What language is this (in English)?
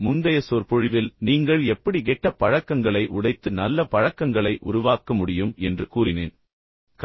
Tamil